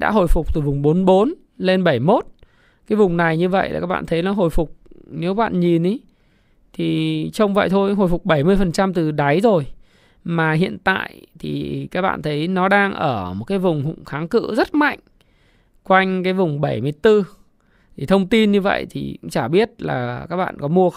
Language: Vietnamese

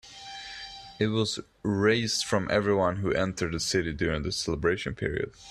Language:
English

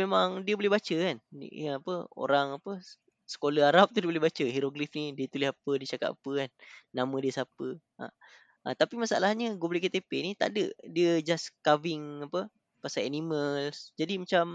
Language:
Malay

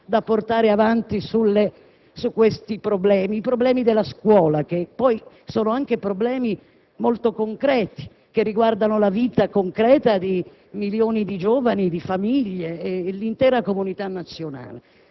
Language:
Italian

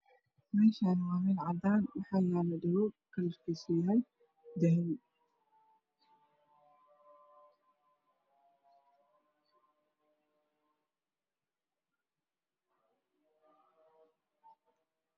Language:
Somali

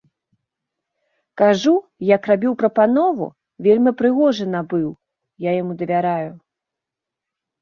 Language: Belarusian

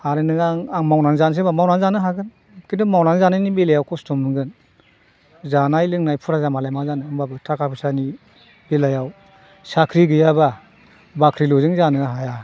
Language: Bodo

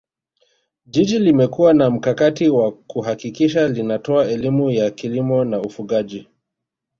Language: Swahili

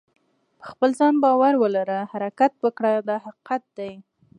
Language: Pashto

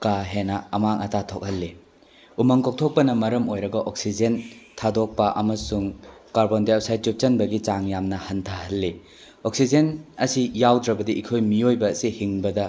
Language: Manipuri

